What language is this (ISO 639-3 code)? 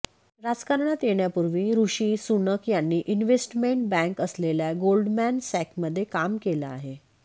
mar